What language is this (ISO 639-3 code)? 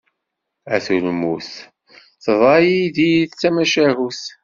kab